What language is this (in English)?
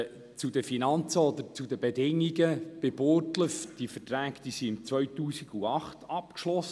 Swiss German